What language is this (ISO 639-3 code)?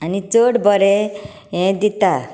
kok